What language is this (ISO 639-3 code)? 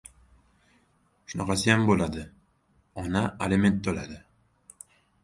uzb